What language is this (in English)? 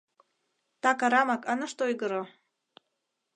Mari